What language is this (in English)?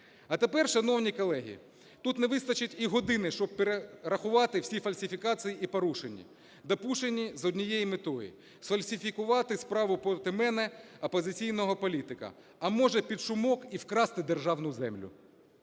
Ukrainian